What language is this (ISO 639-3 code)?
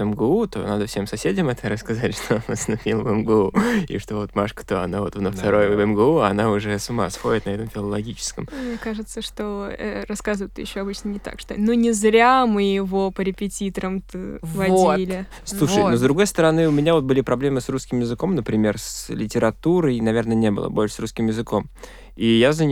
rus